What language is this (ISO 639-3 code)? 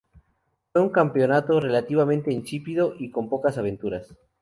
spa